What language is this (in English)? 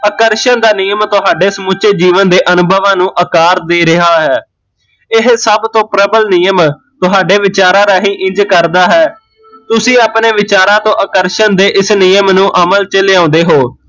Punjabi